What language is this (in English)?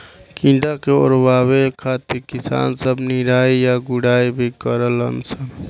Bhojpuri